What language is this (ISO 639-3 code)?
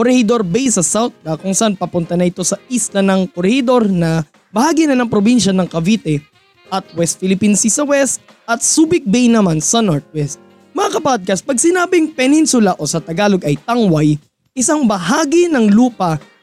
fil